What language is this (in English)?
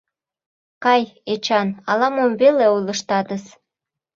Mari